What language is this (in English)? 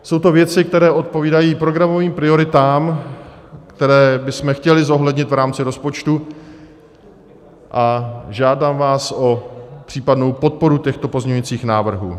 Czech